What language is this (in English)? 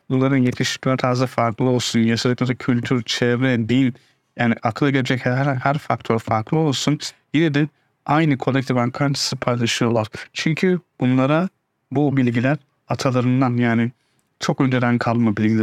Turkish